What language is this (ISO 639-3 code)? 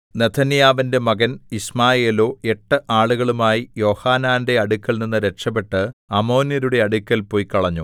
mal